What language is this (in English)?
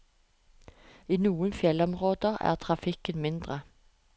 Norwegian